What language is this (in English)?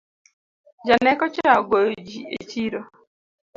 Luo (Kenya and Tanzania)